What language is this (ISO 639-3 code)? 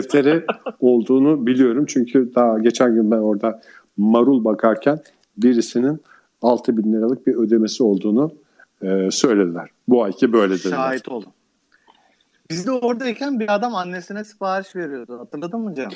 tur